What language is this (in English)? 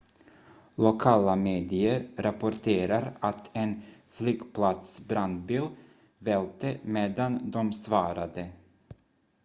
Swedish